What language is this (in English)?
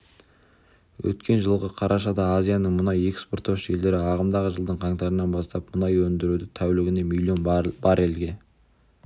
Kazakh